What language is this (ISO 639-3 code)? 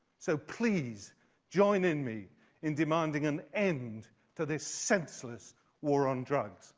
eng